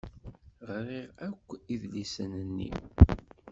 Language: Kabyle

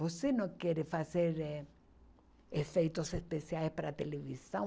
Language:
Portuguese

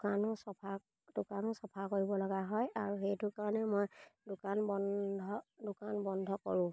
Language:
Assamese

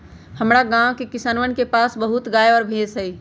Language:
Magahi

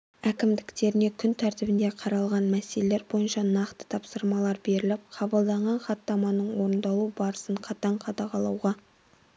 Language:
Kazakh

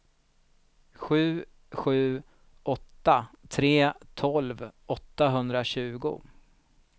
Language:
Swedish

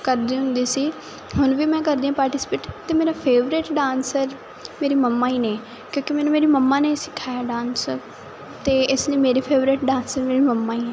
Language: Punjabi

